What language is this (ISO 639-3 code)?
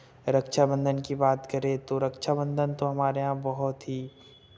hin